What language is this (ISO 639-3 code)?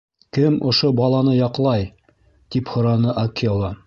bak